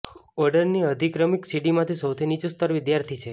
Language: Gujarati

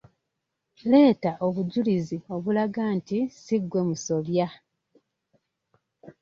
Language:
Ganda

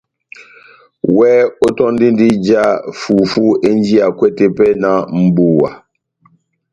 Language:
Batanga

